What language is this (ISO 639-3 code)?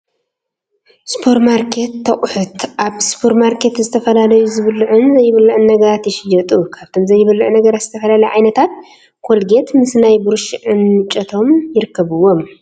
tir